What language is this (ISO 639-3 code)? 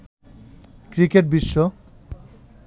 ben